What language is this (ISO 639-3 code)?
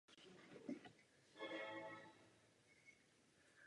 ces